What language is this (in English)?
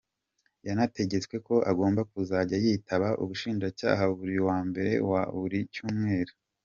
Kinyarwanda